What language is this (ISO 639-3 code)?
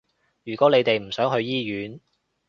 yue